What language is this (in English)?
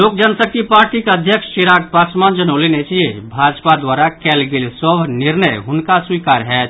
Maithili